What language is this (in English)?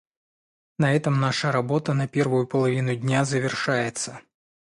Russian